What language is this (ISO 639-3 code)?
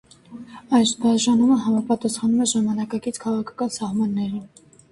hye